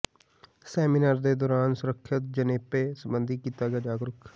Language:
Punjabi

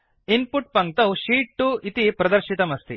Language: Sanskrit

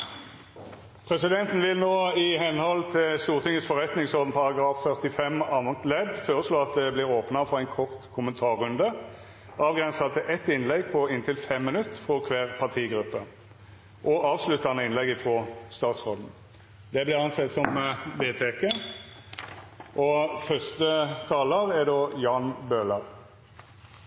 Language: Norwegian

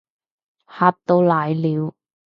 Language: Cantonese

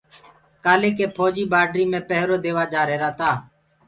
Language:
Gurgula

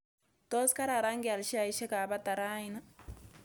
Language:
Kalenjin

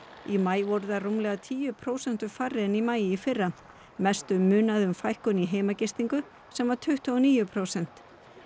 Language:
Icelandic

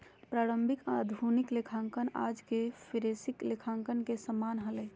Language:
Magahi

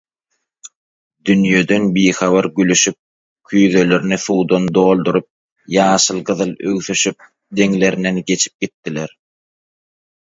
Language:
Turkmen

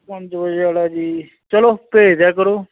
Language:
Punjabi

